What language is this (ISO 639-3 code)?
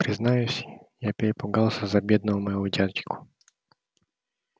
rus